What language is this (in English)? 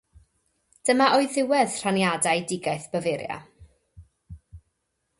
Welsh